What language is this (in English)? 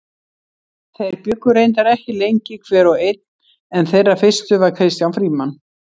Icelandic